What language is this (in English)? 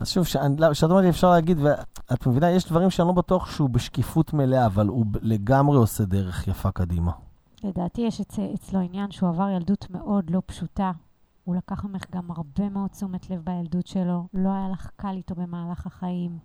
Hebrew